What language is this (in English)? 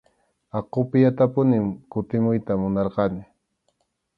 Arequipa-La Unión Quechua